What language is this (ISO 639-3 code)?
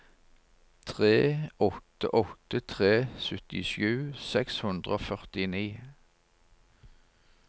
nor